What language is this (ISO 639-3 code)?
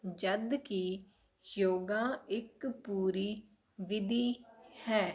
pan